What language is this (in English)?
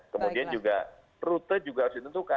Indonesian